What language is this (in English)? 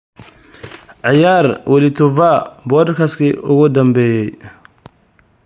Somali